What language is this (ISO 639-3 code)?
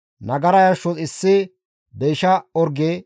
gmv